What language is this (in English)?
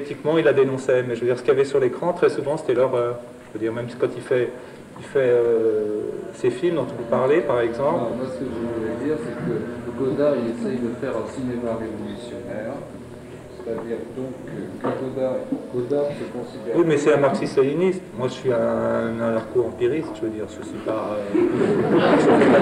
French